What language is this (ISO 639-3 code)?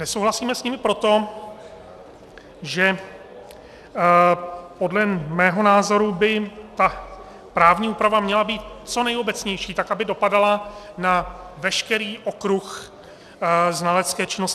ces